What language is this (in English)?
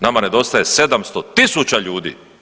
Croatian